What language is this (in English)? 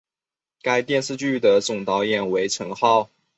Chinese